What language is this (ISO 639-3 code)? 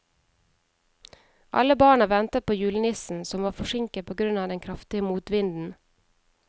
nor